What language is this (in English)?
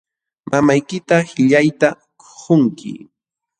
Jauja Wanca Quechua